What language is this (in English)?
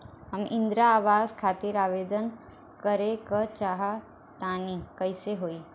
Bhojpuri